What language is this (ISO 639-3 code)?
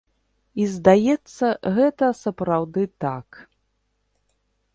bel